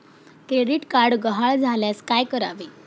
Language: Marathi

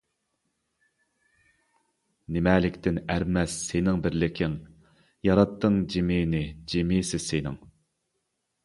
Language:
Uyghur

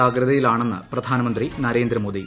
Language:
Malayalam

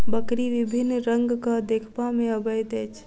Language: Maithili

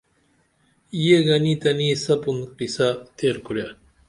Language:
Dameli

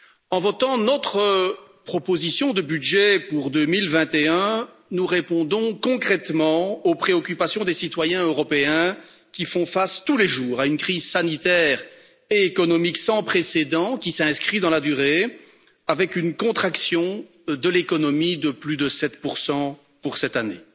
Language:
French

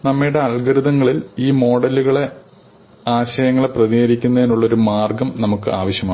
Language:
Malayalam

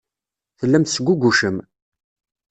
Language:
Kabyle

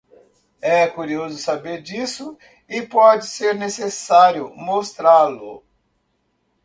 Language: Portuguese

